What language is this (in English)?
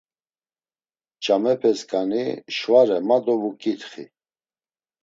Laz